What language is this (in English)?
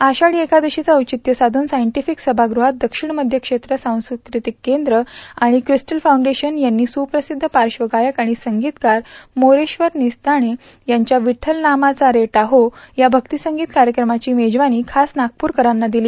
Marathi